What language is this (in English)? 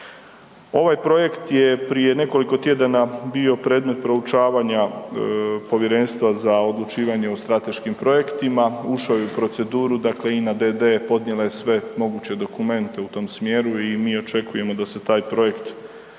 Croatian